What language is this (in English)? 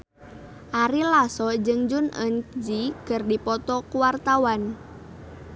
Sundanese